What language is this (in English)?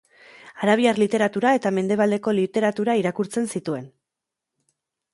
Basque